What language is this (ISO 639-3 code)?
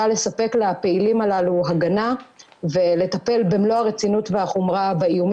heb